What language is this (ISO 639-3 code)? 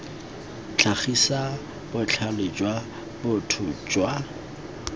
tsn